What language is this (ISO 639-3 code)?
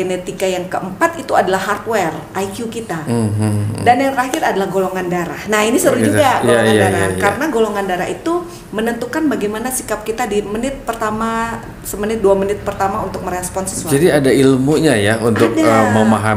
ind